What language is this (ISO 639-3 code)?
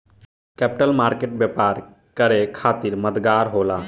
bho